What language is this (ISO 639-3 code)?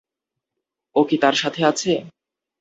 ben